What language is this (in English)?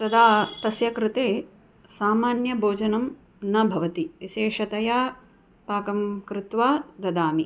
Sanskrit